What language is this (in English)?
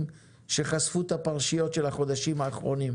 Hebrew